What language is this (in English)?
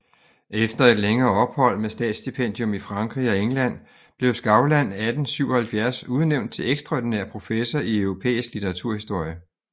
Danish